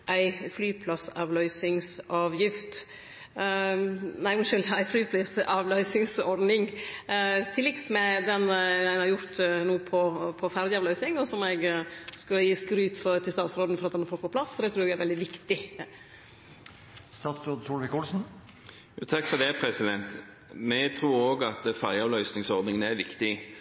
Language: Norwegian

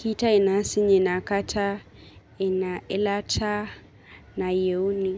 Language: Masai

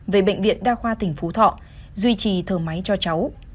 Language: Vietnamese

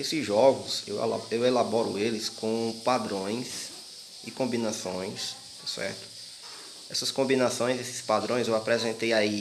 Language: Portuguese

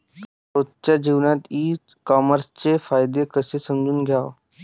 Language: Marathi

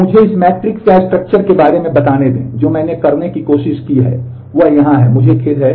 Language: Hindi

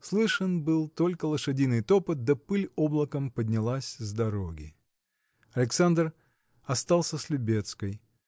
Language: Russian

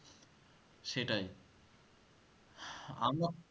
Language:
Bangla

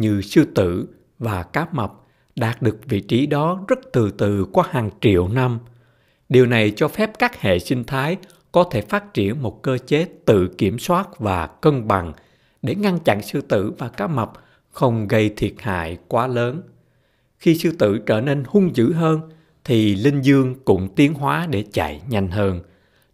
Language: Vietnamese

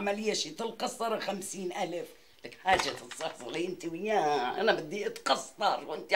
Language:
Arabic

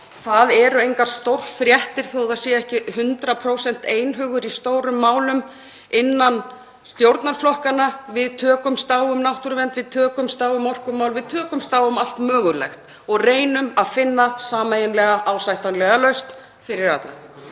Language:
Icelandic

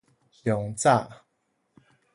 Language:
Min Nan Chinese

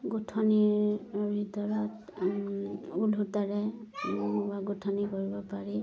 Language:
Assamese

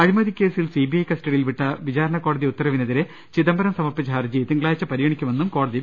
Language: Malayalam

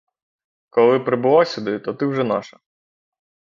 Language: Ukrainian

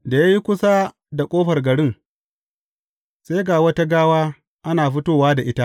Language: Hausa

